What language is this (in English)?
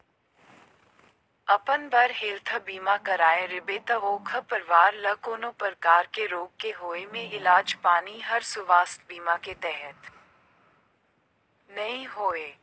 Chhattisgarhi